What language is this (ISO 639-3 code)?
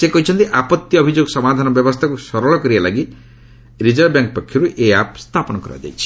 ori